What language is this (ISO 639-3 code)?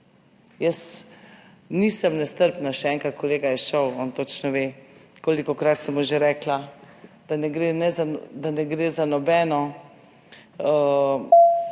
slv